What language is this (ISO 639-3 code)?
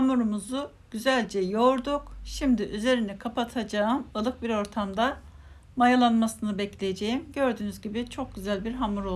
tur